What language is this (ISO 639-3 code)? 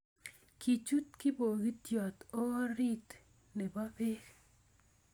kln